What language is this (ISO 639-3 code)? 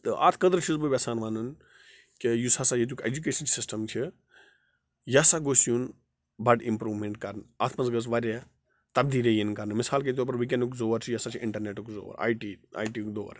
kas